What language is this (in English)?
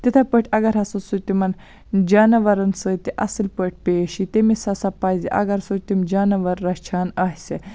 Kashmiri